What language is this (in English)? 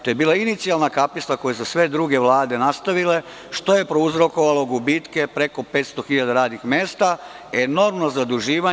Serbian